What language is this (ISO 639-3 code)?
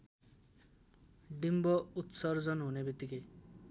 nep